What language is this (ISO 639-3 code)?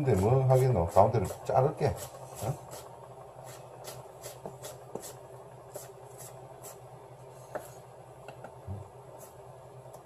kor